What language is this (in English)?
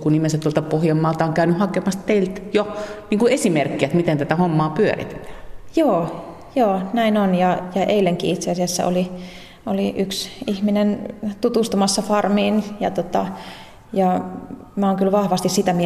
Finnish